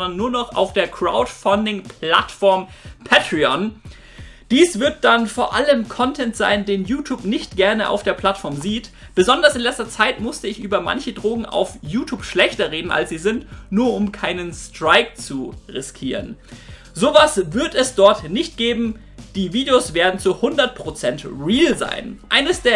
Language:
German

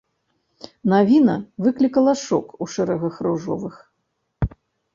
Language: Belarusian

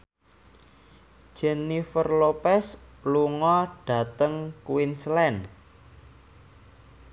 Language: Javanese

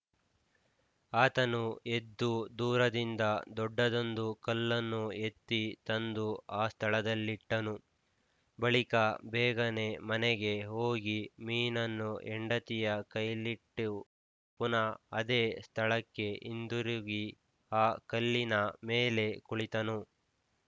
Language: Kannada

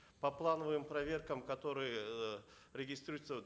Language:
Kazakh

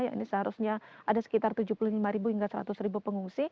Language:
Indonesian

